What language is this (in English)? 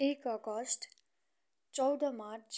Nepali